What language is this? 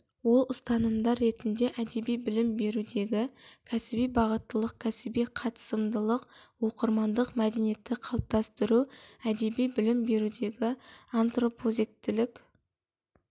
Kazakh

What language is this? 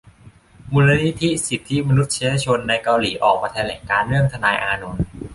Thai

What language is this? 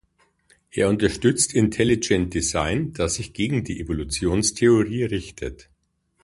German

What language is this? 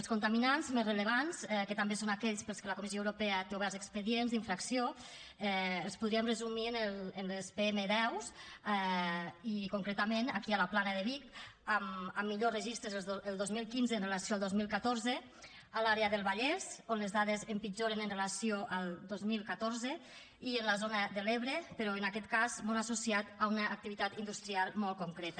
Catalan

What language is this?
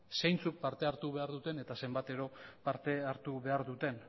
Basque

